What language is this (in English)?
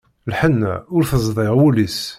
Kabyle